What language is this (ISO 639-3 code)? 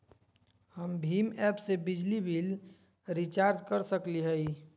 mag